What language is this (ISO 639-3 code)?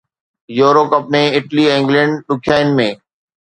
snd